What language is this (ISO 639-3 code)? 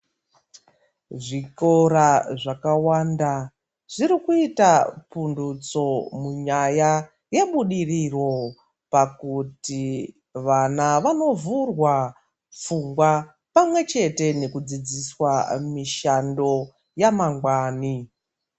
ndc